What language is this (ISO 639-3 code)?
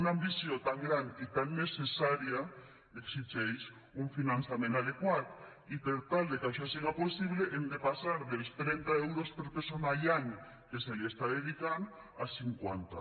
cat